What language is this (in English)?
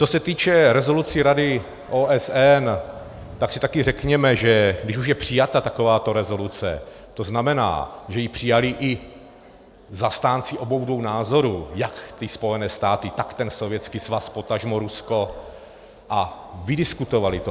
Czech